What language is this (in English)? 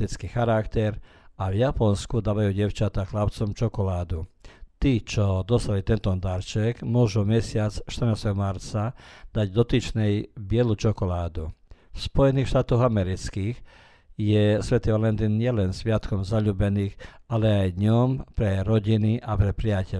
Croatian